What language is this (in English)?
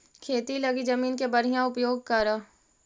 Magahi